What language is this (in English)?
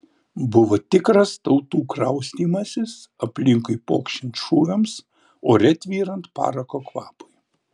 Lithuanian